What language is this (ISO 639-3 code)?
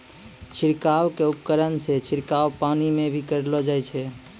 mai